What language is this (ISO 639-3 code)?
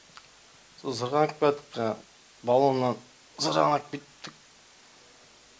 kaz